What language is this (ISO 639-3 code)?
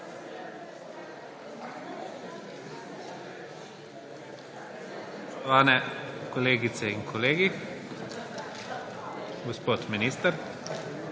slv